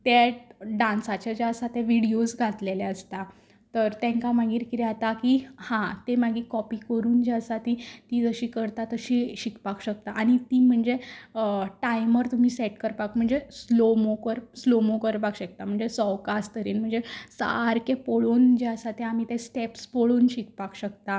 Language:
Konkani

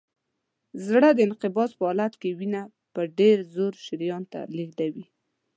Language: Pashto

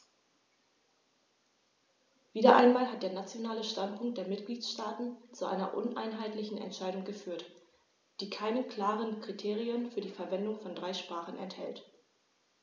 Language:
German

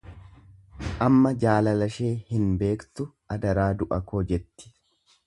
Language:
Oromo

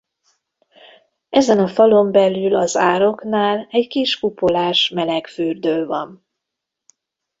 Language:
Hungarian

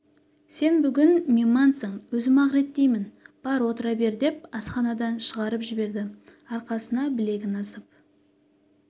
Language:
Kazakh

